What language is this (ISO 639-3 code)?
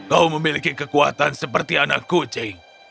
ind